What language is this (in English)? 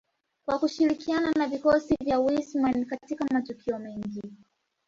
Swahili